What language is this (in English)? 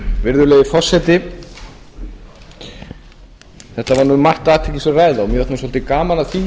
Icelandic